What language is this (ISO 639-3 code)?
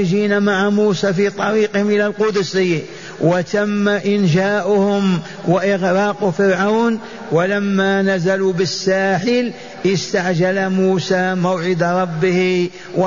ara